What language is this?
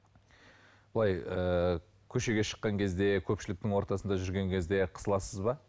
Kazakh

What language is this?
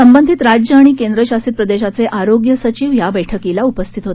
Marathi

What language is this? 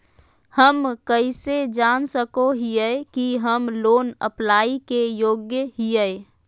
Magahi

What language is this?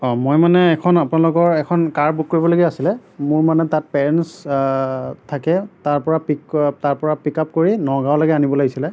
Assamese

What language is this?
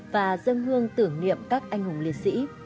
Vietnamese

